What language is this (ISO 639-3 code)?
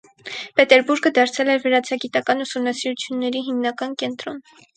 hye